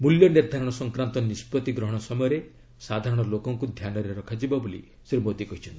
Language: Odia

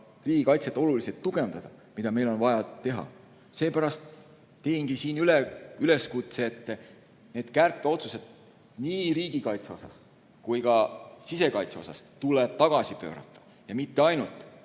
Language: Estonian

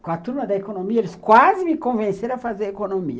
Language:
Portuguese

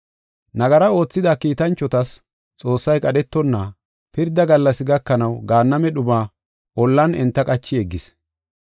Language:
Gofa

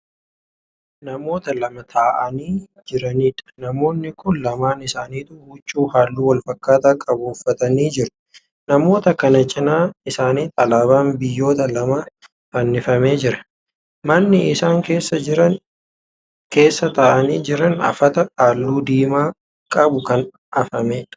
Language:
Oromo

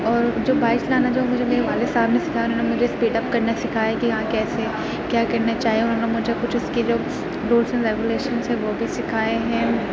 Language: Urdu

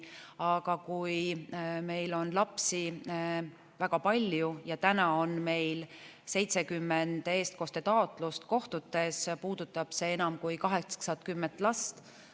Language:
Estonian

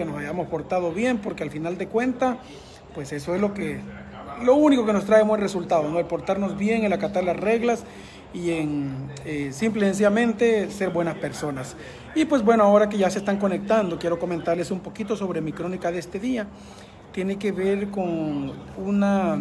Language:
Spanish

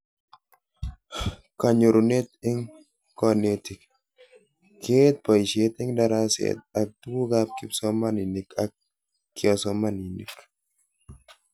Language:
Kalenjin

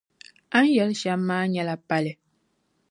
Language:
Dagbani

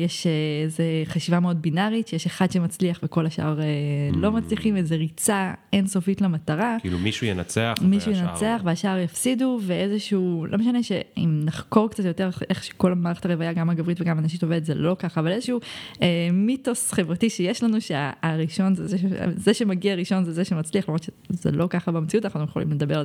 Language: Hebrew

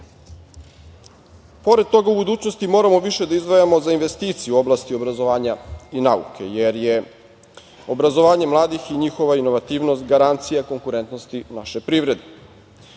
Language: Serbian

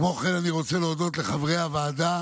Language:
Hebrew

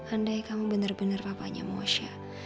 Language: Indonesian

